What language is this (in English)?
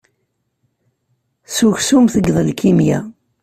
Kabyle